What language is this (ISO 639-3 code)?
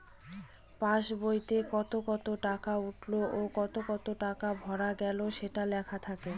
ben